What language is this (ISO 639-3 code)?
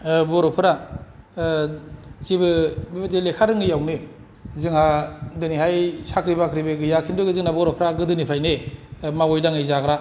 brx